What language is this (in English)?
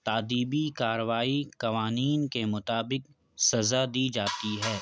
Urdu